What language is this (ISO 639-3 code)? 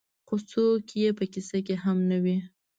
pus